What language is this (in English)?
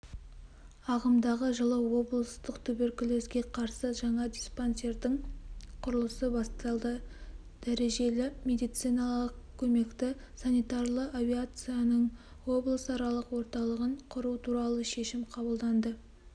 Kazakh